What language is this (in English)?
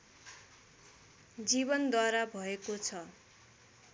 Nepali